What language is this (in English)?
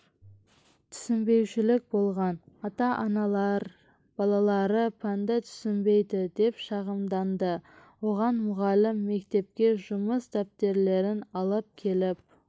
Kazakh